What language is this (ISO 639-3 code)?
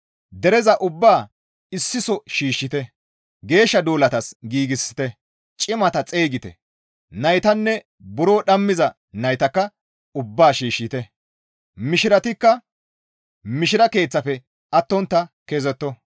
gmv